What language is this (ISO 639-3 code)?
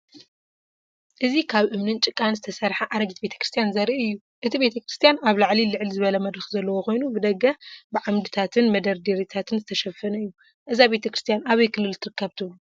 tir